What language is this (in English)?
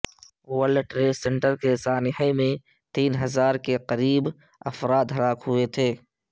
Urdu